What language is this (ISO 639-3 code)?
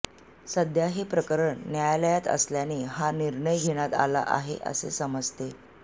mar